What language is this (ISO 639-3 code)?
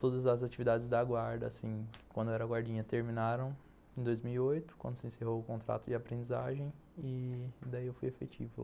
por